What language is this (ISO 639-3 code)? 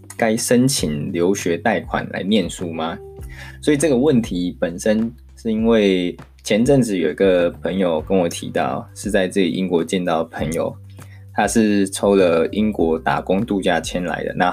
zho